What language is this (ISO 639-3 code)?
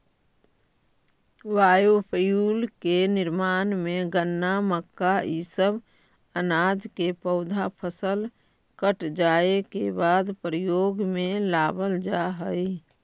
mag